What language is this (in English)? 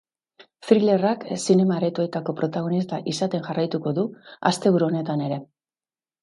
Basque